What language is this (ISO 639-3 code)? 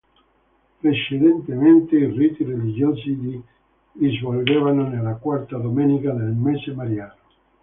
ita